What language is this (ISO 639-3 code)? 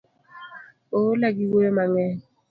luo